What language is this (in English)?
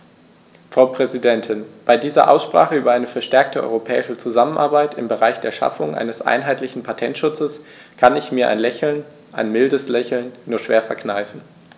German